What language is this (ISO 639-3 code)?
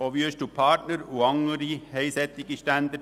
gsw